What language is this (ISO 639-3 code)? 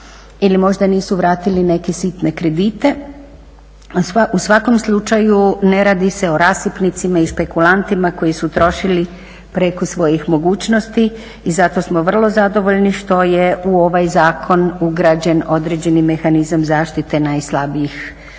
hrv